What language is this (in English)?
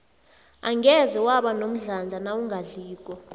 South Ndebele